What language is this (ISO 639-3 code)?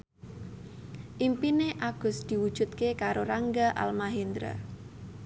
jav